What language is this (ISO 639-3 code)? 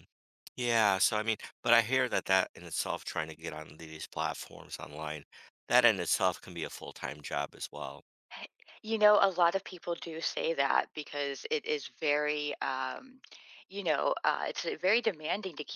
eng